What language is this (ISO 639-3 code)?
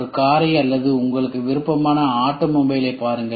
tam